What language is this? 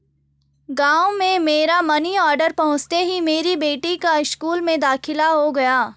Hindi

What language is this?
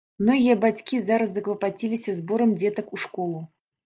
Belarusian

